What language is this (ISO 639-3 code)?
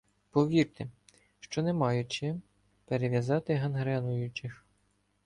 ukr